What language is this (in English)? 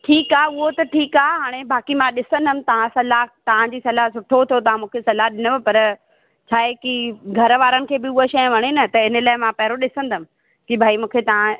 Sindhi